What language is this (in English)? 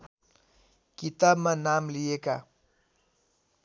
Nepali